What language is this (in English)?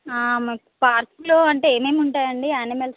Telugu